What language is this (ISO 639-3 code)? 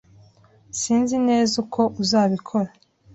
kin